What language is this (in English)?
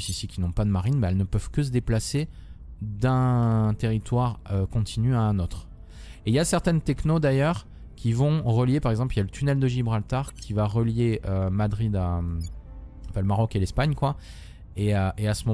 French